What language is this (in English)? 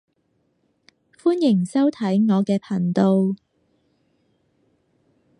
Cantonese